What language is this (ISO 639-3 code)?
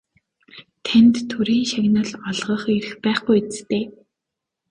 mon